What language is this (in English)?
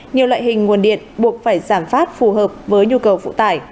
Vietnamese